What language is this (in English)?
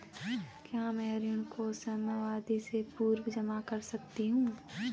Hindi